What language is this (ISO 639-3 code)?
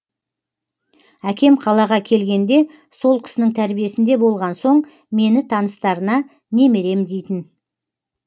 kaz